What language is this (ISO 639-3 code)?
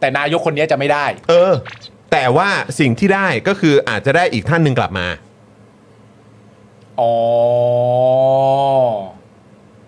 tha